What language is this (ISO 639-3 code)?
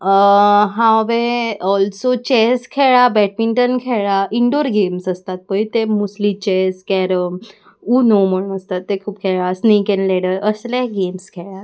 kok